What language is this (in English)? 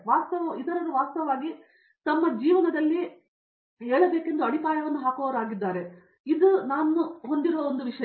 Kannada